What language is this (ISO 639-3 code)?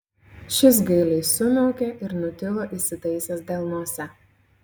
lit